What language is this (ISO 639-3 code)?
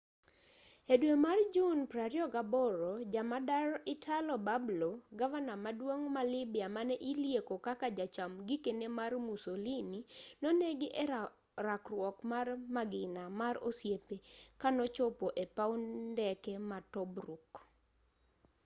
luo